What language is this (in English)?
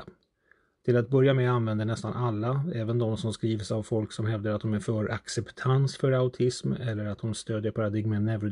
Swedish